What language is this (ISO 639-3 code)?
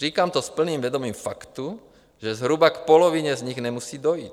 ces